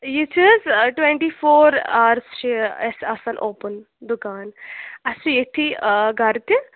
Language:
Kashmiri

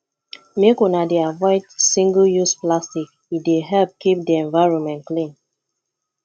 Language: Nigerian Pidgin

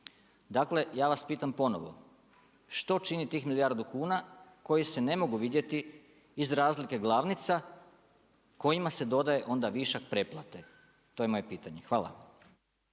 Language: Croatian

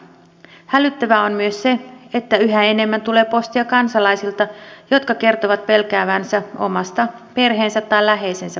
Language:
Finnish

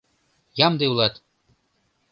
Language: Mari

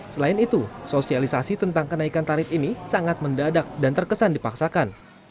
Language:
Indonesian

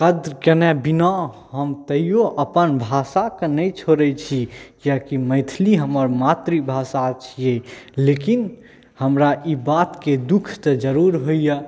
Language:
Maithili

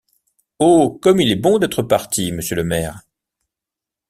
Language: French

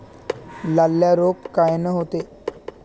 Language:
Marathi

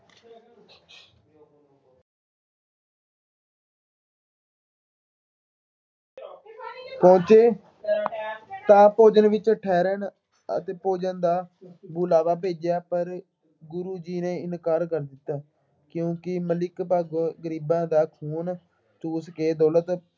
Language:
Punjabi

